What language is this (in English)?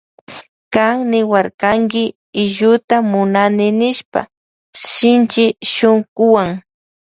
Loja Highland Quichua